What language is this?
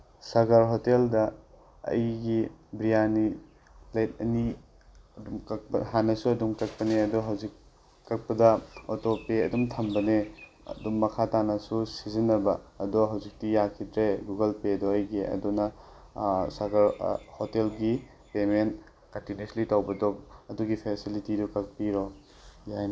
Manipuri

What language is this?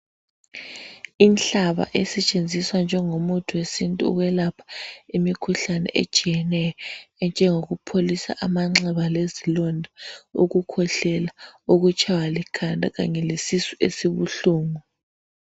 North Ndebele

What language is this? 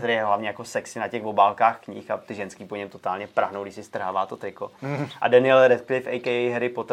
Czech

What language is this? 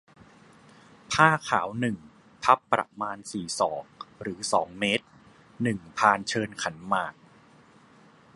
Thai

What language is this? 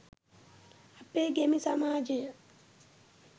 Sinhala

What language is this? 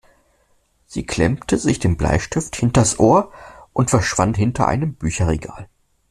German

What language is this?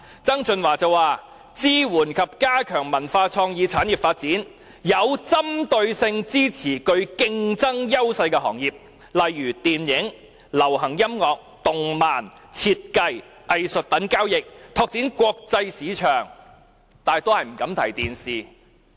Cantonese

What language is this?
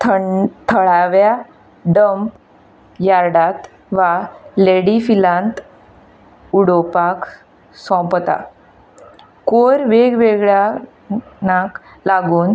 Konkani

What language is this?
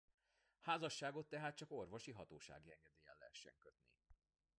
Hungarian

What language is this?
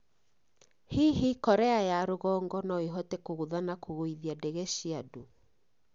Kikuyu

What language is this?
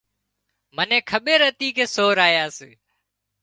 Wadiyara Koli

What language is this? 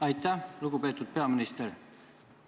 Estonian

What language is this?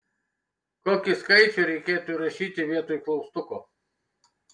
Lithuanian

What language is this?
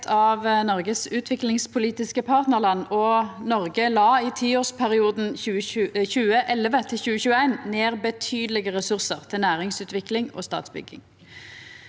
Norwegian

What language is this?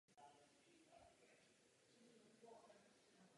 Czech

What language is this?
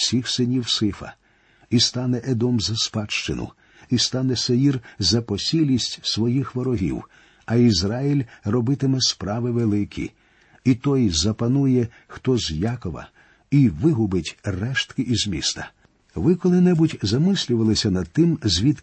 Ukrainian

